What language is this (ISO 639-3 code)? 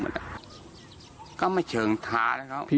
tha